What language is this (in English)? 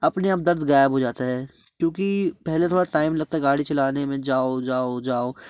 Hindi